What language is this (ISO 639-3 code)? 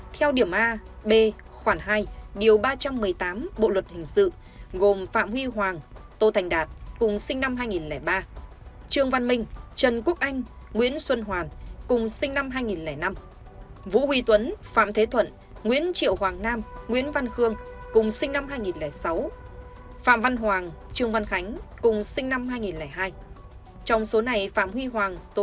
vie